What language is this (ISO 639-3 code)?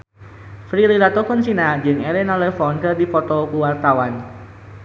sun